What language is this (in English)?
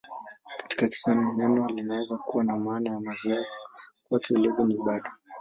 Swahili